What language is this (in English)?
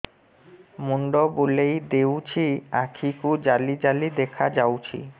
Odia